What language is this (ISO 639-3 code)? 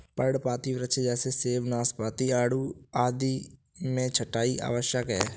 hin